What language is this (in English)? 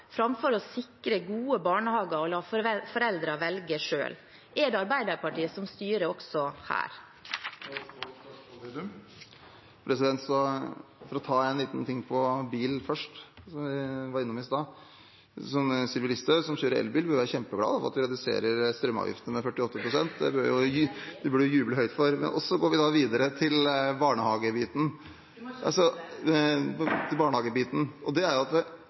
Norwegian